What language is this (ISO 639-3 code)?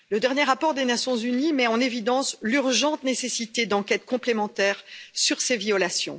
fra